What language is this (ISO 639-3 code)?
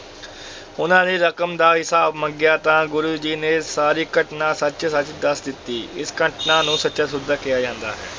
pan